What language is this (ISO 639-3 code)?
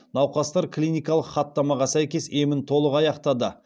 kaz